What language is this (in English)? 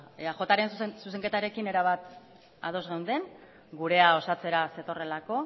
Basque